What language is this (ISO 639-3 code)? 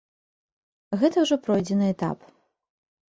bel